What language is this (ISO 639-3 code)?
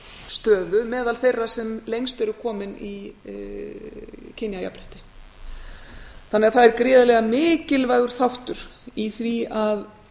isl